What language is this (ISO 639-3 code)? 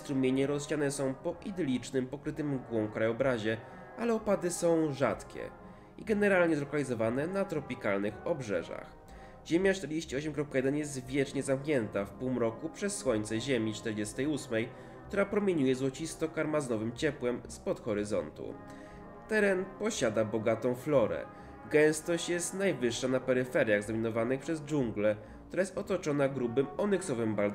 pol